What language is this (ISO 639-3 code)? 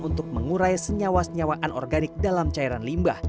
ind